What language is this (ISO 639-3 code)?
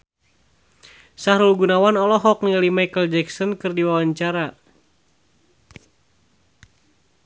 sun